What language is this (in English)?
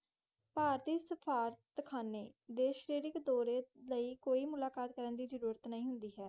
Punjabi